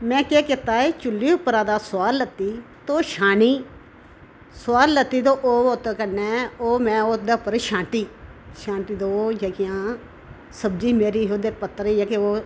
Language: Dogri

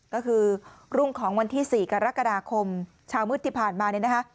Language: Thai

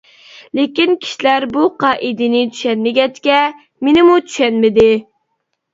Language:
Uyghur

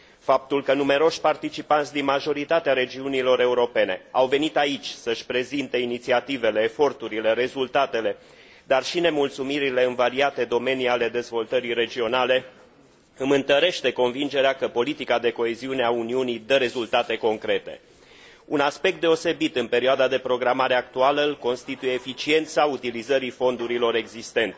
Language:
Romanian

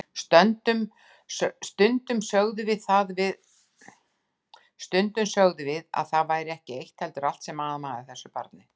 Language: Icelandic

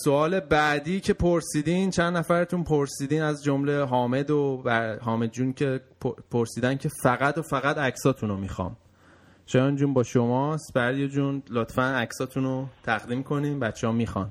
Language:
Persian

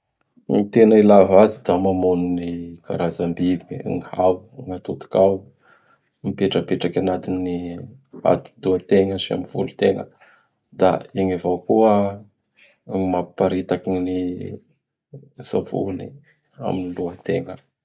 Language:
Bara Malagasy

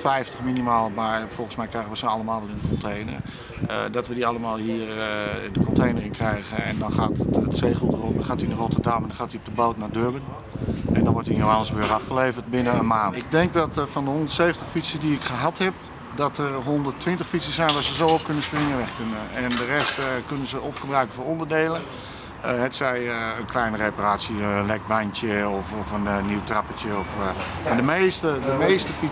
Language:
Dutch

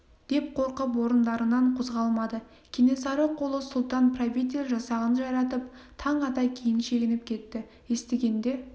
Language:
Kazakh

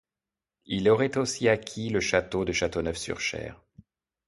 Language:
French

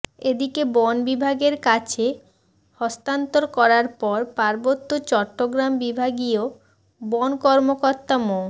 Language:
Bangla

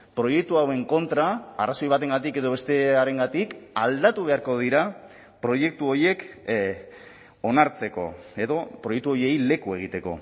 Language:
Basque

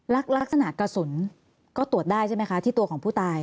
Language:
Thai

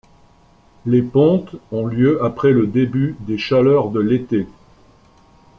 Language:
French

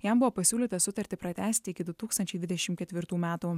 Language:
Lithuanian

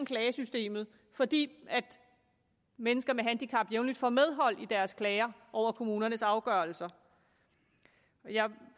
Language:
Danish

